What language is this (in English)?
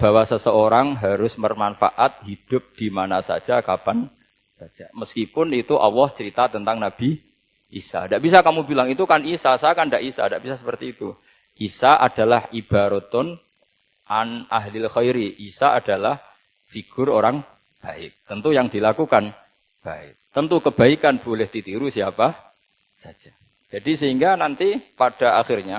Indonesian